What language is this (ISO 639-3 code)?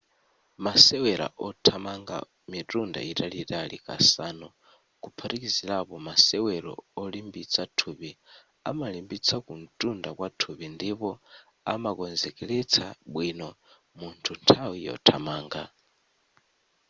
nya